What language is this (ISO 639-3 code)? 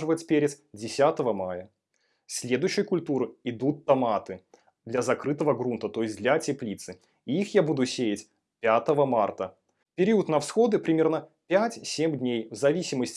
rus